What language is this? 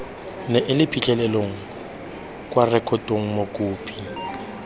Tswana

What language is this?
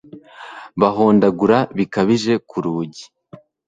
Kinyarwanda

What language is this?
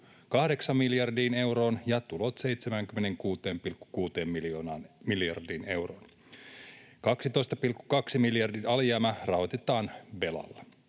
Finnish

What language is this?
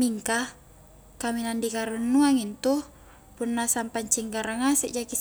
Highland Konjo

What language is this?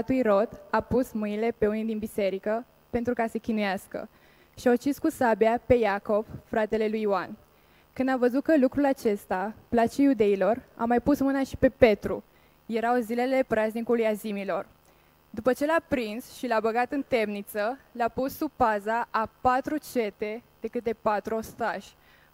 Romanian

